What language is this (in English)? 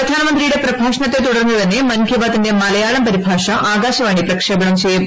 Malayalam